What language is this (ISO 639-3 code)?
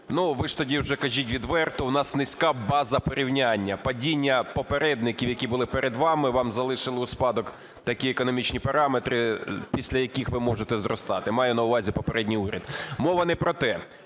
ukr